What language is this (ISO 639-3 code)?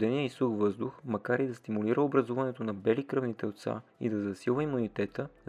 bul